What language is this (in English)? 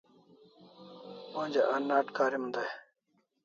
Kalasha